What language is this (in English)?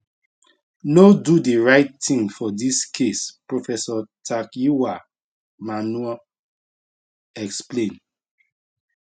Nigerian Pidgin